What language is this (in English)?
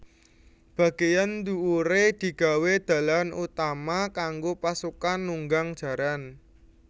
Javanese